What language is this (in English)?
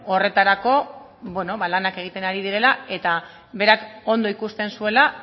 Basque